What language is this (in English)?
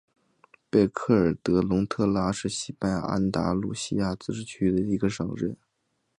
Chinese